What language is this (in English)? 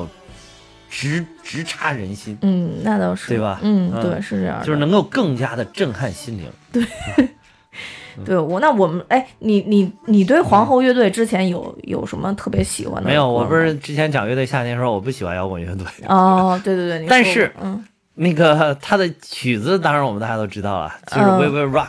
Chinese